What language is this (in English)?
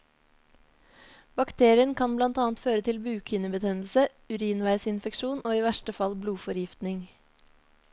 Norwegian